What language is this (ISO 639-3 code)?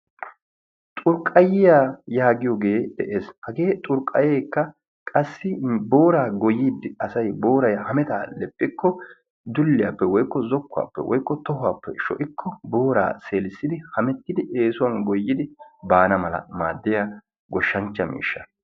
wal